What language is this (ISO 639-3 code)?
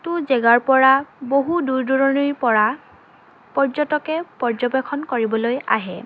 asm